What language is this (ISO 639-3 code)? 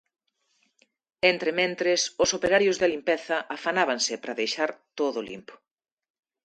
glg